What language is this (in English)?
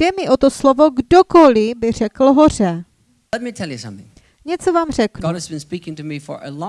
Czech